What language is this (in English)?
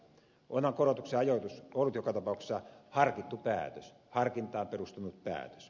Finnish